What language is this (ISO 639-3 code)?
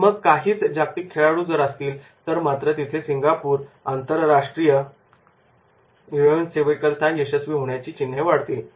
mar